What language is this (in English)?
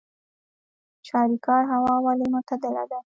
Pashto